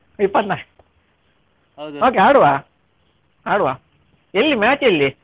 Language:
Kannada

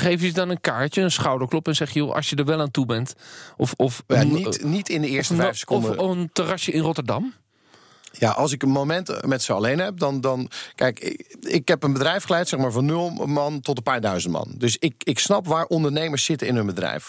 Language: Dutch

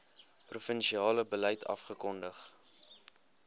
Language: Afrikaans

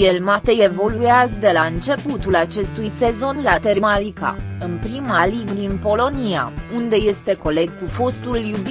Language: Romanian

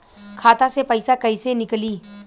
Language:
Bhojpuri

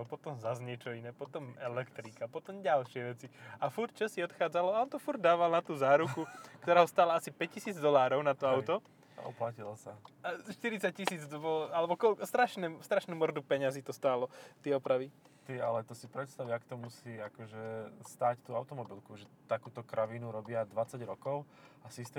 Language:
Slovak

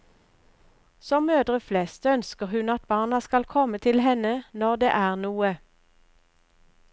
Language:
Norwegian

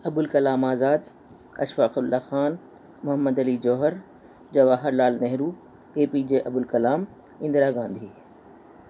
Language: Urdu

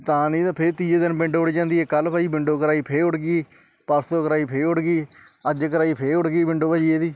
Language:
Punjabi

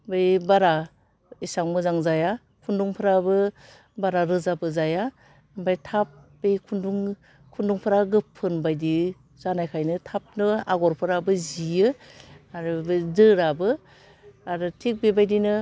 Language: Bodo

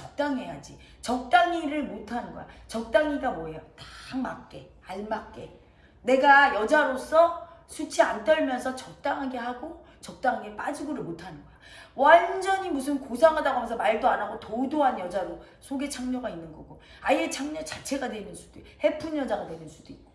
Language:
Korean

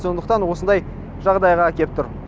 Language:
Kazakh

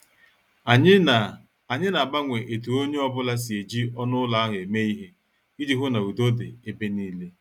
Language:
Igbo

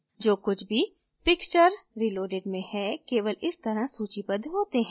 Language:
Hindi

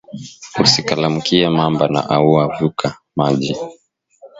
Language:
Swahili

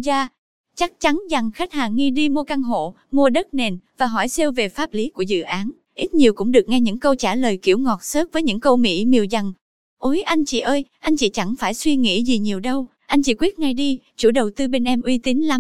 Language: Vietnamese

